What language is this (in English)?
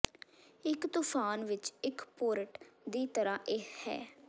Punjabi